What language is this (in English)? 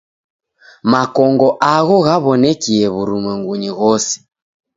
Taita